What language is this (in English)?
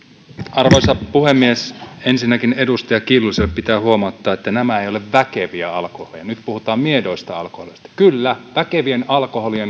Finnish